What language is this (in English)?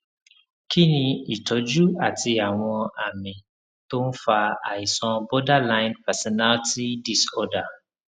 Yoruba